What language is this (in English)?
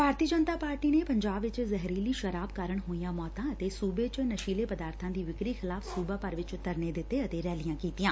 Punjabi